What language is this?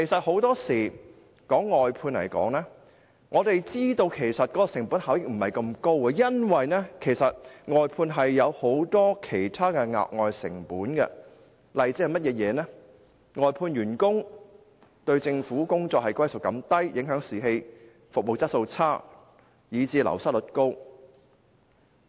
Cantonese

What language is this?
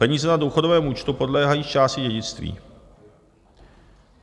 Czech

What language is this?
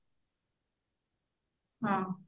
Odia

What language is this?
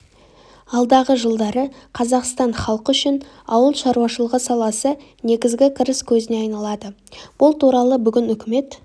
Kazakh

